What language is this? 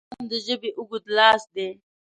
Pashto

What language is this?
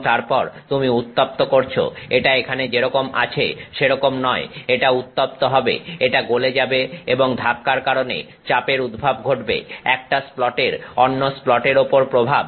Bangla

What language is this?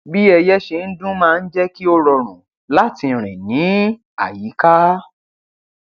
Yoruba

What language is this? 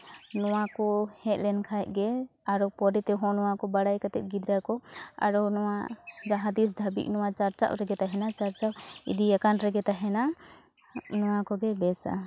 Santali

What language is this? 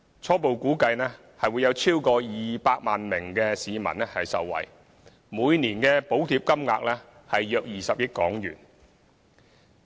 Cantonese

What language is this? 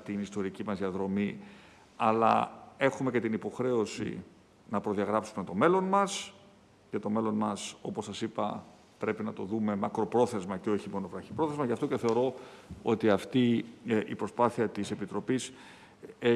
Greek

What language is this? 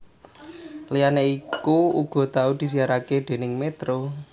Javanese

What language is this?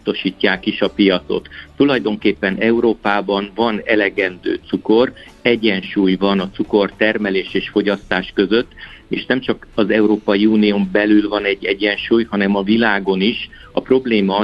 Hungarian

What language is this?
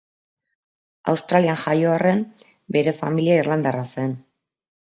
Basque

